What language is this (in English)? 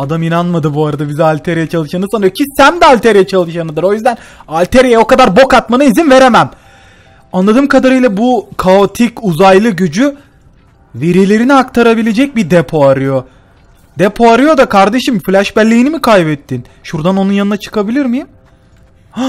Turkish